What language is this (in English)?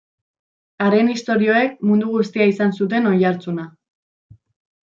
Basque